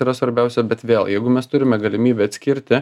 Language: Lithuanian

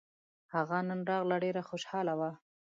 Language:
Pashto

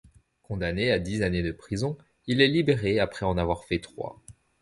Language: French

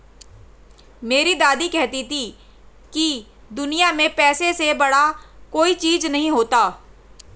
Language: Hindi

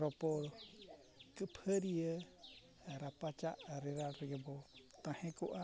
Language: Santali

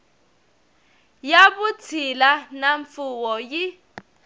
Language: Tsonga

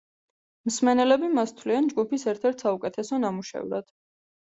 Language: Georgian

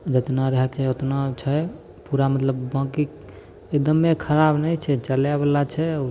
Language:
Maithili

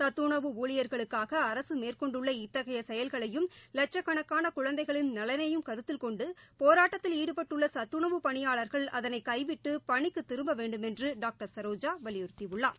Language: Tamil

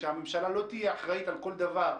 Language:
Hebrew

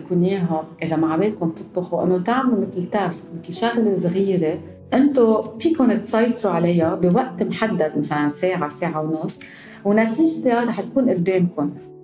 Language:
Arabic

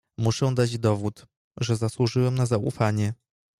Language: Polish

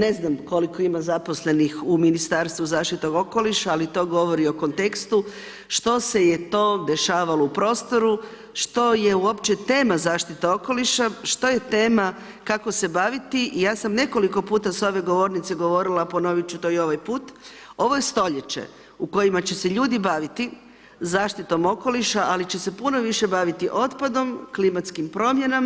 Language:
Croatian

